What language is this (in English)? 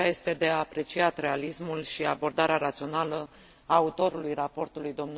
Romanian